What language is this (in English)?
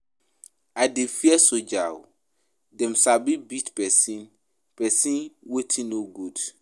Nigerian Pidgin